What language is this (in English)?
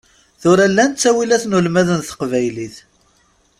Kabyle